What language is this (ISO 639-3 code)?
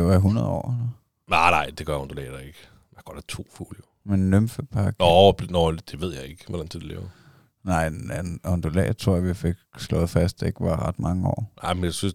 dan